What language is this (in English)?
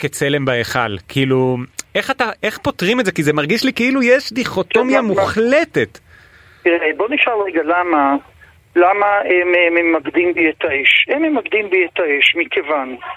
Hebrew